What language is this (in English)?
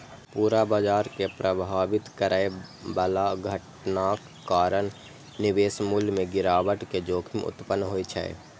Maithili